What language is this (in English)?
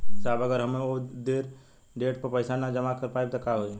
Bhojpuri